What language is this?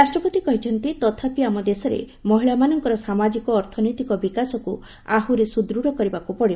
Odia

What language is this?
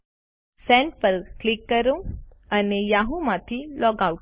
Gujarati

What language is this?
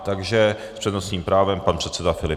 Czech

